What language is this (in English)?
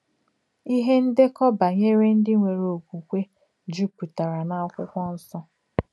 Igbo